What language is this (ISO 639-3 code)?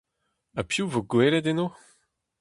bre